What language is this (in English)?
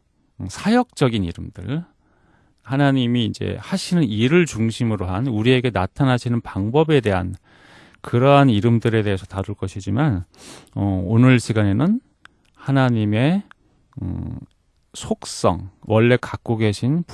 Korean